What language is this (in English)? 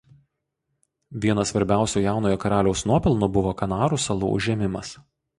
Lithuanian